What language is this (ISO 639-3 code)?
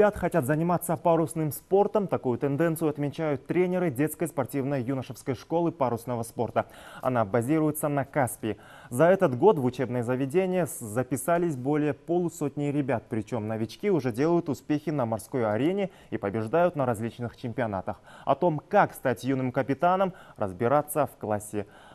rus